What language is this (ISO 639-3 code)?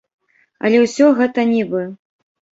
bel